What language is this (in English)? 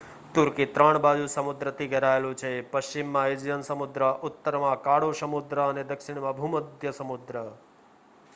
Gujarati